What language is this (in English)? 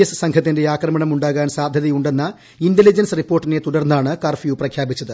Malayalam